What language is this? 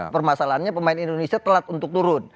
Indonesian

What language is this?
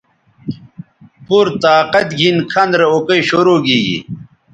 Bateri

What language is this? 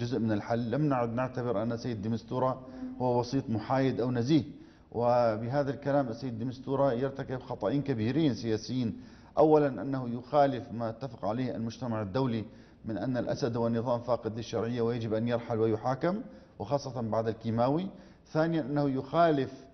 Arabic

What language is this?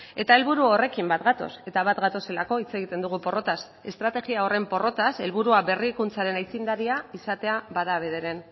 Basque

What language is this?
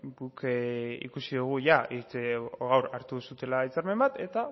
Basque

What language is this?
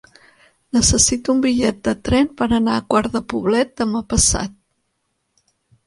Catalan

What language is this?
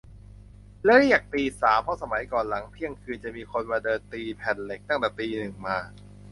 Thai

